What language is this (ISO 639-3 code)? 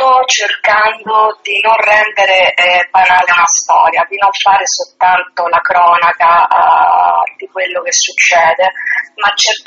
ita